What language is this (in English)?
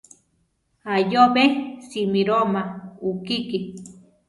Central Tarahumara